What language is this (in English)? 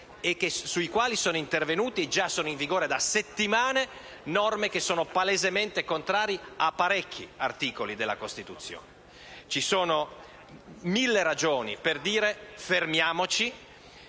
Italian